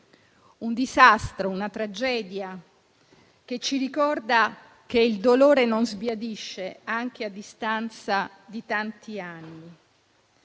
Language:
Italian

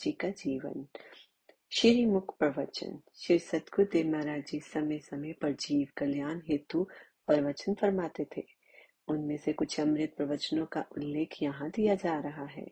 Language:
Hindi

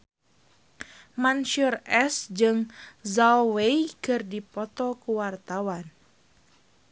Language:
Sundanese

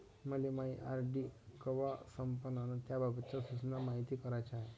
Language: Marathi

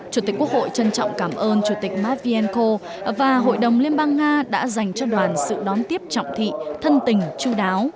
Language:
Vietnamese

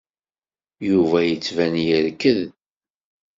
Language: Kabyle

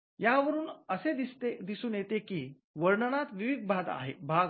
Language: Marathi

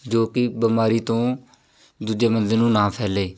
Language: Punjabi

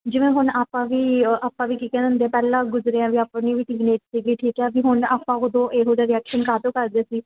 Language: Punjabi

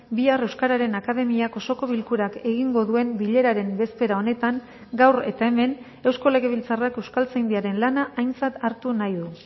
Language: Basque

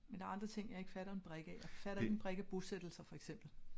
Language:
Danish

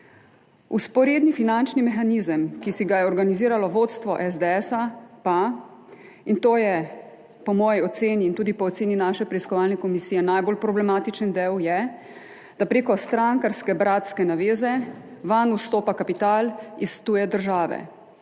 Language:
Slovenian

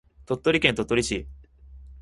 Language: Japanese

